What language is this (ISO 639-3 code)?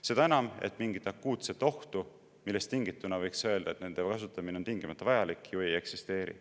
est